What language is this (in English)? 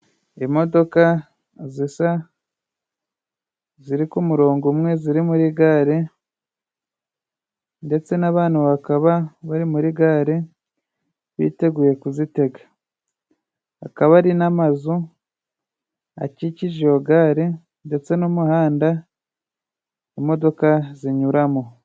Kinyarwanda